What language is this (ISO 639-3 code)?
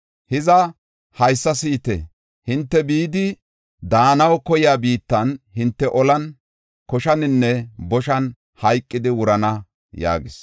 gof